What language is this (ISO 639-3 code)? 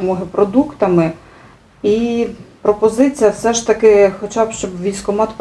ukr